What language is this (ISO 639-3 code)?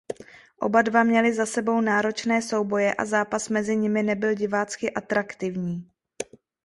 ces